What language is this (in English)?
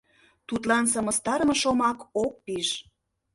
Mari